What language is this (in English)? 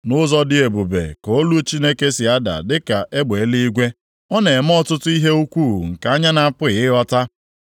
Igbo